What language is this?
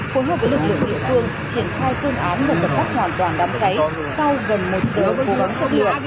Vietnamese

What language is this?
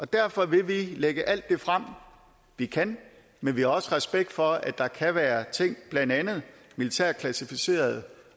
Danish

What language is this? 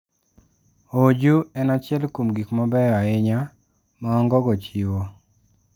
Luo (Kenya and Tanzania)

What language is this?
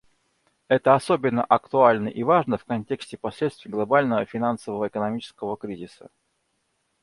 Russian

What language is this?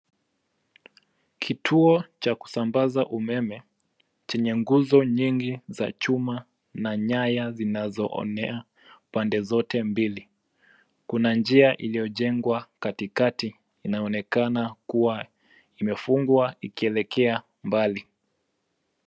Swahili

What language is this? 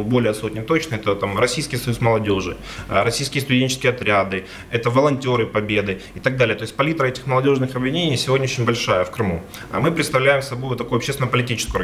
Russian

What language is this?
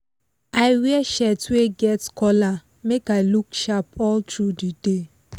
Nigerian Pidgin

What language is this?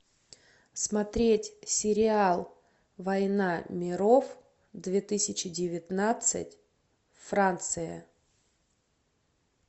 Russian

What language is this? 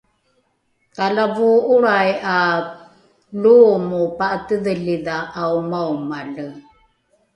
Rukai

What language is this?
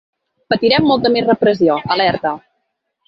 Catalan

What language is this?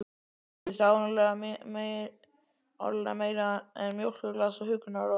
Icelandic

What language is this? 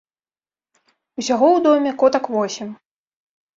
Belarusian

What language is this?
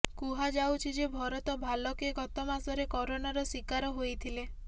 Odia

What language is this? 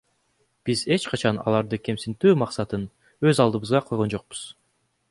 Kyrgyz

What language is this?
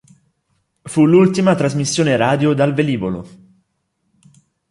Italian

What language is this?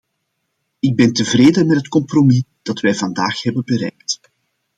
Dutch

